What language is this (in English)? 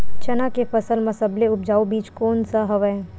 Chhattisgarhi